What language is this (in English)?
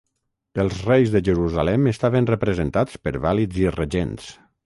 Catalan